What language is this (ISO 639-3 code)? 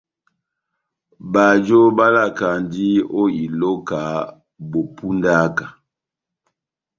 bnm